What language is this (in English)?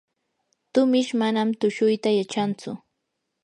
Yanahuanca Pasco Quechua